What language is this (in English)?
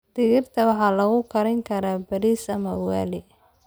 Somali